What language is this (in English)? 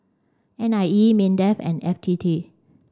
English